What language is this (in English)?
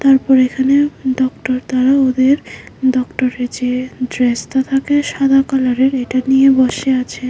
Bangla